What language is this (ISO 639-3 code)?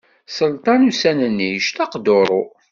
kab